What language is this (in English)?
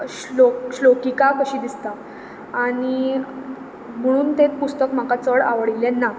Konkani